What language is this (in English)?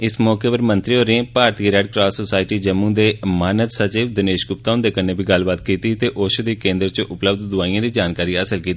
Dogri